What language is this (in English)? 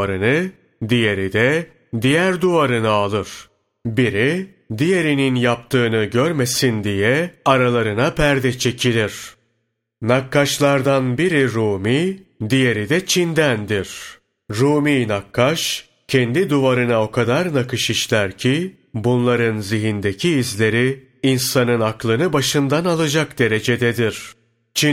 Turkish